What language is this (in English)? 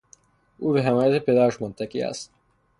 Persian